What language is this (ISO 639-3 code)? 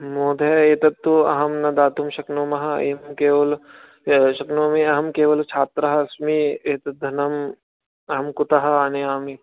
san